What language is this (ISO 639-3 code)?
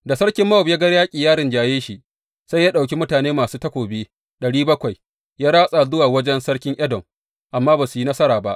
hau